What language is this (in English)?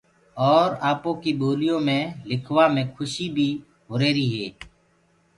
Gurgula